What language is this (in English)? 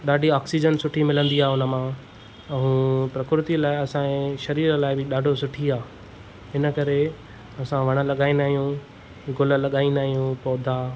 Sindhi